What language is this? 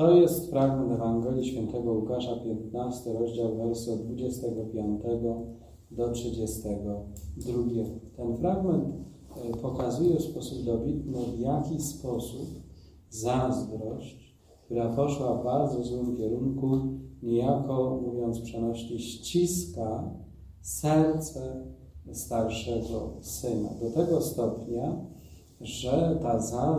Polish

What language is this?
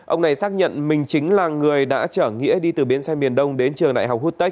Vietnamese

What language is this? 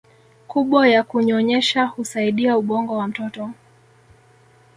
Swahili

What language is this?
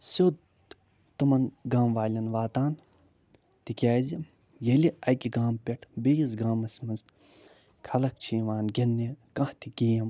Kashmiri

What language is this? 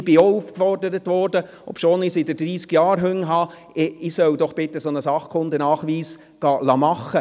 Swiss German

